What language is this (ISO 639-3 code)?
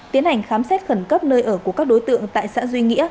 vie